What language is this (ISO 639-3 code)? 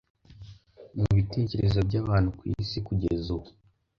kin